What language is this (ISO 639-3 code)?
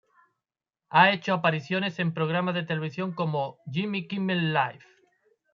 spa